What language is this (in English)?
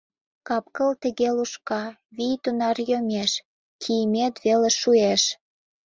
Mari